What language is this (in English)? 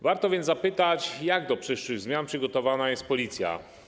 Polish